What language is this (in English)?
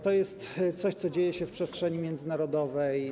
Polish